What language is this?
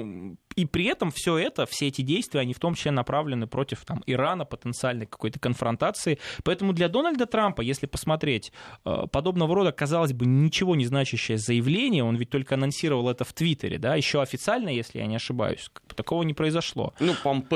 Russian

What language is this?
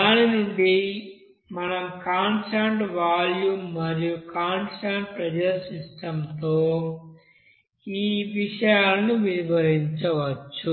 Telugu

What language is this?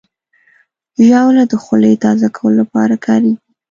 Pashto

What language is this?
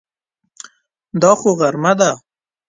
Pashto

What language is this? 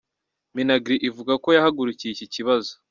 Kinyarwanda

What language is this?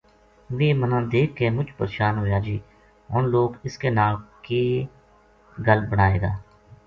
Gujari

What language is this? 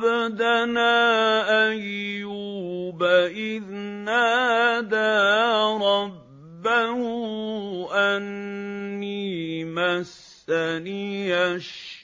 Arabic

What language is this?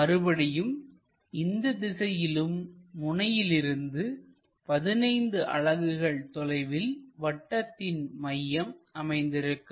Tamil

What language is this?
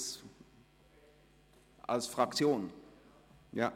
Swiss German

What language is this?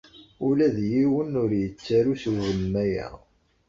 Kabyle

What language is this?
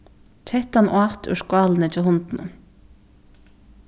Faroese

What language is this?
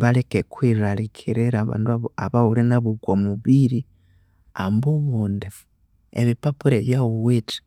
Konzo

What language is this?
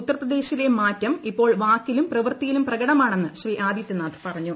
Malayalam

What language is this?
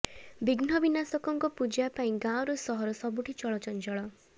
Odia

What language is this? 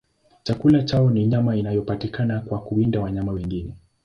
Swahili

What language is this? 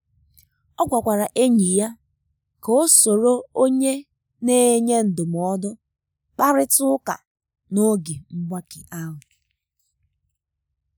Igbo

